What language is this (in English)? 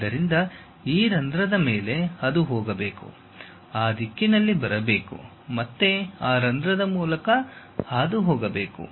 Kannada